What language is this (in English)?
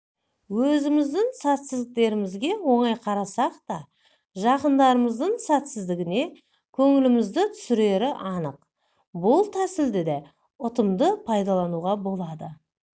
Kazakh